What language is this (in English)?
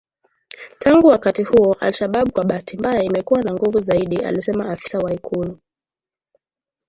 Swahili